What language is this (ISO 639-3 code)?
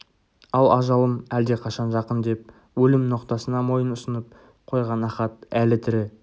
kaz